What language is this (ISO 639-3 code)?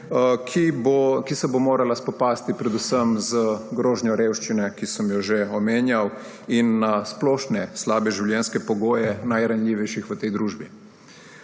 slv